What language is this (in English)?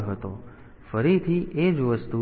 Gujarati